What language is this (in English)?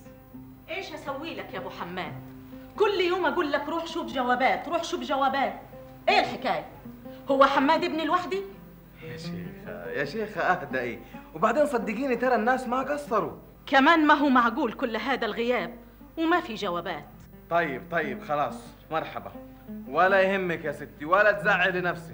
Arabic